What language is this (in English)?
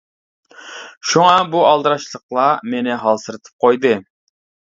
Uyghur